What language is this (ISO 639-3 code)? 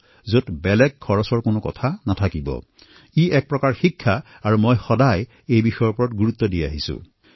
asm